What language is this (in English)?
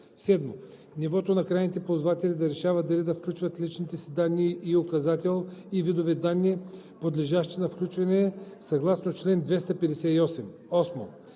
Bulgarian